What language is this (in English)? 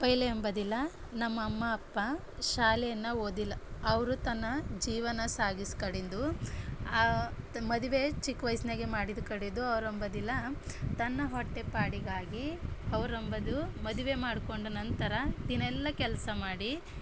Kannada